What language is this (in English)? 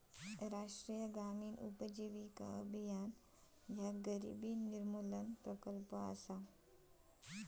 Marathi